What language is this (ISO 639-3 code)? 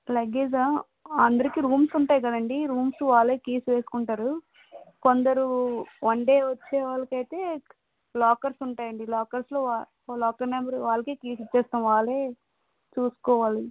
tel